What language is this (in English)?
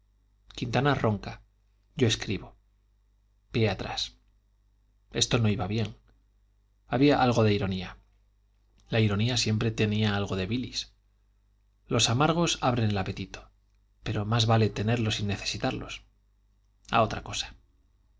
Spanish